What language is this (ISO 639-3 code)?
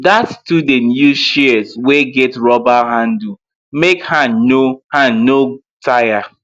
pcm